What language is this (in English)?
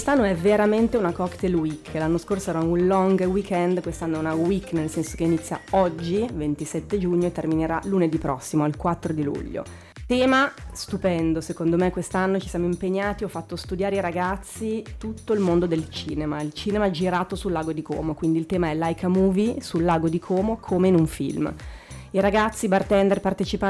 Italian